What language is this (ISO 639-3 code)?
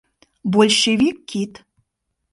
chm